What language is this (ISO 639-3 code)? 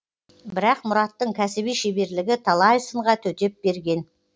kaz